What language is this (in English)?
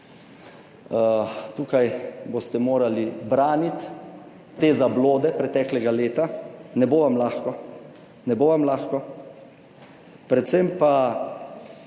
Slovenian